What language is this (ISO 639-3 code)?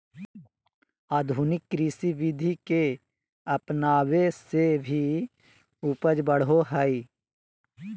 mag